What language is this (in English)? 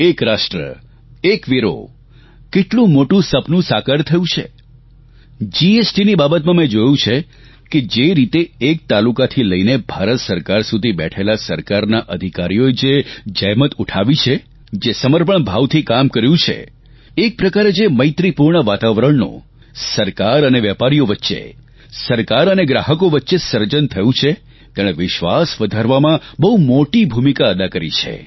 Gujarati